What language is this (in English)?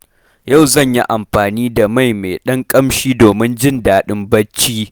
Hausa